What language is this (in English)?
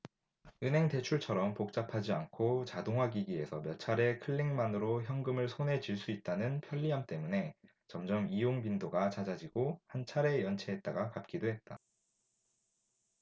Korean